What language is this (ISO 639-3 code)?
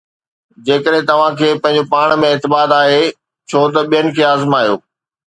snd